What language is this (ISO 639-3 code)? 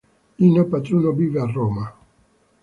ita